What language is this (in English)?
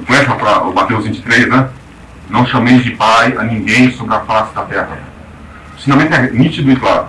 Portuguese